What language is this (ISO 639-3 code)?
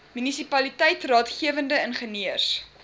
afr